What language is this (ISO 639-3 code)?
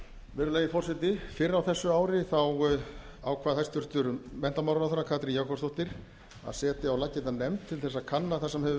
isl